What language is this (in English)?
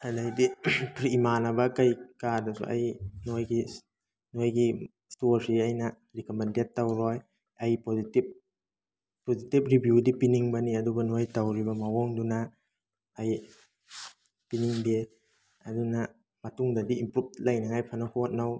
Manipuri